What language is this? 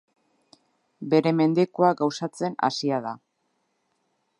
Basque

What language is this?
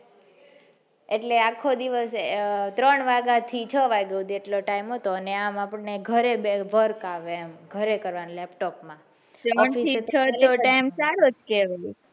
Gujarati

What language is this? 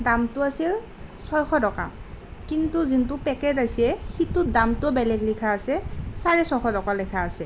Assamese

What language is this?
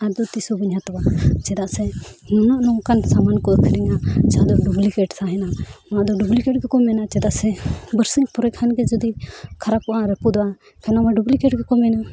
Santali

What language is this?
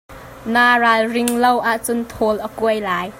Hakha Chin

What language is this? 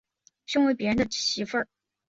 Chinese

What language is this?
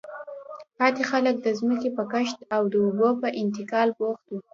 Pashto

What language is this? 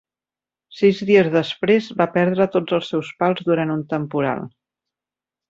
Catalan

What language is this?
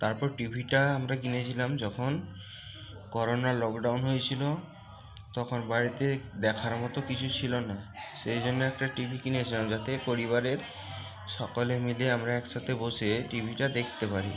Bangla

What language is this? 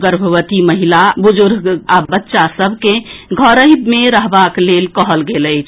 Maithili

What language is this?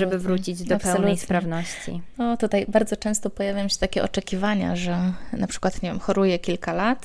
Polish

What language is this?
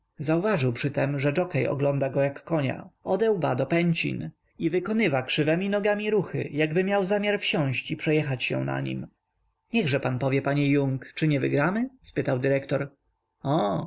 Polish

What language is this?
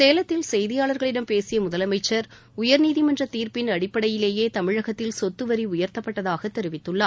Tamil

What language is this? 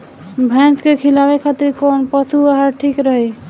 Bhojpuri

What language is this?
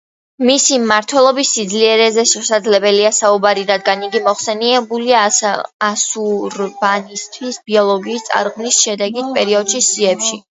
Georgian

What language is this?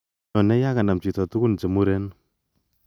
Kalenjin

